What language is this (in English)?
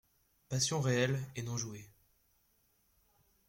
French